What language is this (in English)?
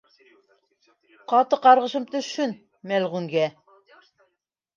Bashkir